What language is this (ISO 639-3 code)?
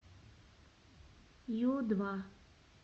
rus